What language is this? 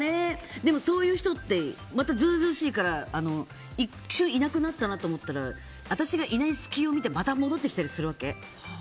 Japanese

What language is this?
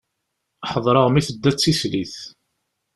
Kabyle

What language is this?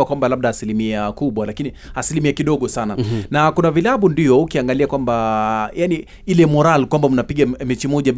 Swahili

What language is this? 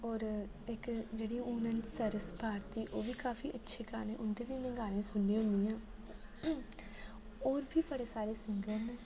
Dogri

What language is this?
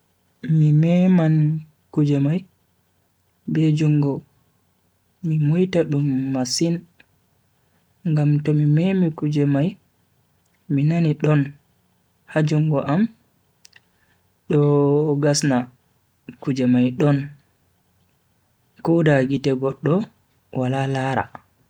Bagirmi Fulfulde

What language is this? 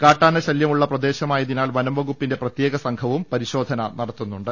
Malayalam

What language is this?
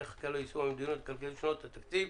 Hebrew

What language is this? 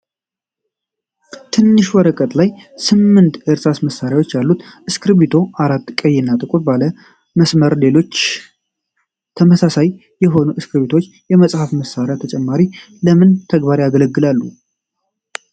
Amharic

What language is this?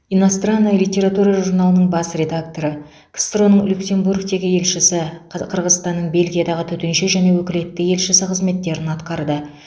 Kazakh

